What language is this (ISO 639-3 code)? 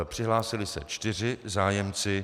ces